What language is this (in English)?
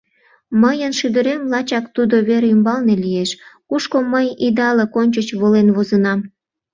Mari